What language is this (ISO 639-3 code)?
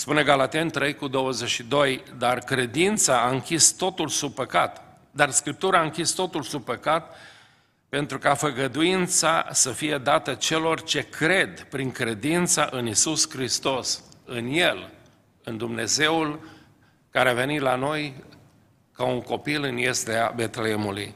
ron